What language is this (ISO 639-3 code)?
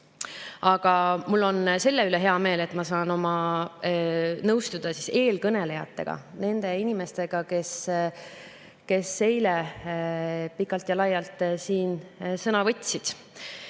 est